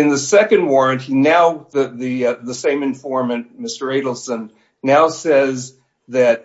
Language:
English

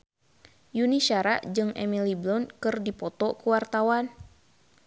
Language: Sundanese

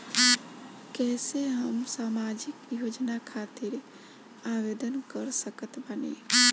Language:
Bhojpuri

